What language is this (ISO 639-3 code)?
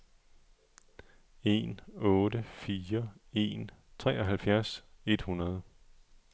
dan